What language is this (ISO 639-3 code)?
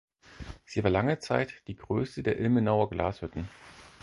deu